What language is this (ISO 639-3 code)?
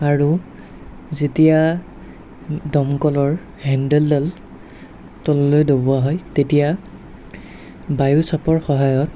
asm